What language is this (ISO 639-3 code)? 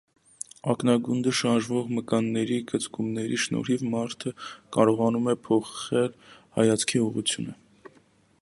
hye